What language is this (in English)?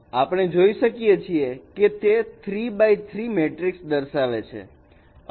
Gujarati